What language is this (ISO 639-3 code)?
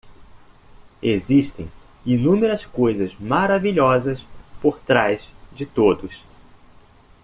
por